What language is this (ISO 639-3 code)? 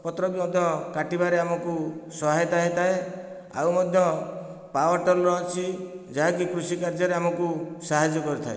ori